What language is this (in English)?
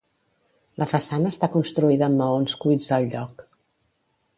Catalan